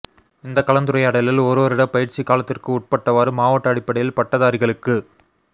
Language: Tamil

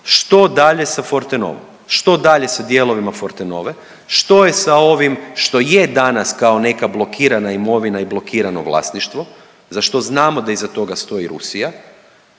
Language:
Croatian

